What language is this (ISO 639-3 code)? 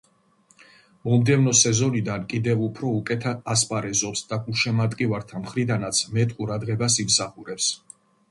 kat